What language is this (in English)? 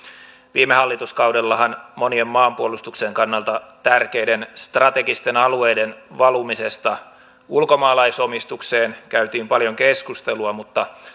Finnish